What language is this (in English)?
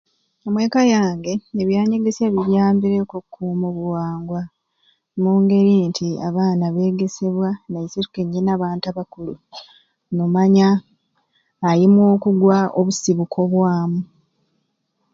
Ruuli